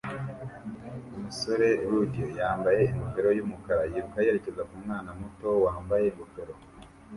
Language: Kinyarwanda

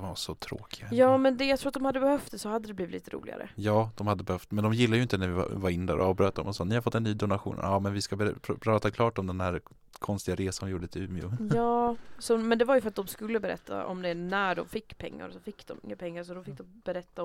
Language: Swedish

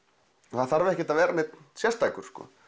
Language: Icelandic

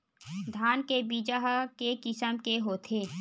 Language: Chhattisgarhi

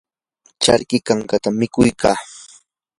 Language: Yanahuanca Pasco Quechua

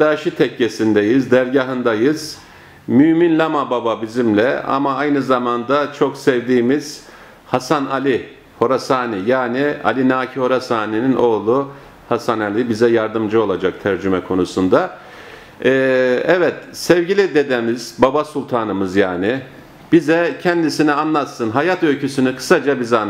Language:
Turkish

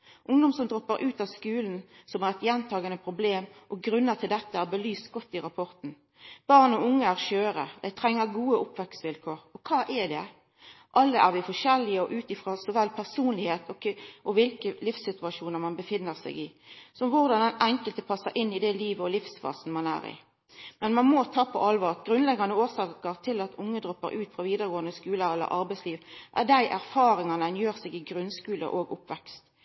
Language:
Norwegian Nynorsk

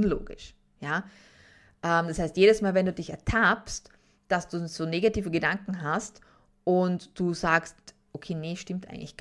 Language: German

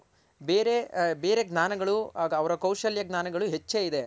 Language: Kannada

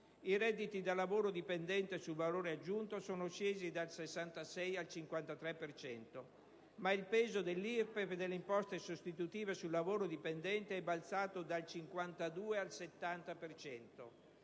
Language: Italian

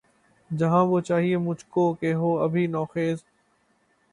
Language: Urdu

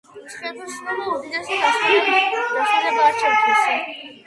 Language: Georgian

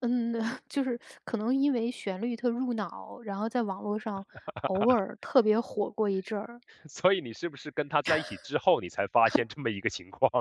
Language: Chinese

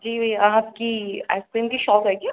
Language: Urdu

